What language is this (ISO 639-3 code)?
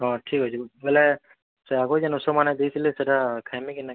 ori